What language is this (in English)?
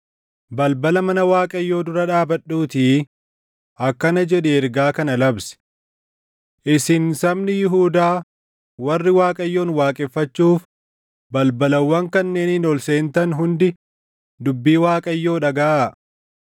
Oromo